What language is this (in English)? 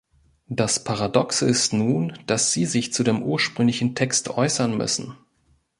German